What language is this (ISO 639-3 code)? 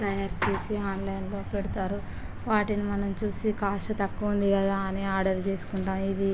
tel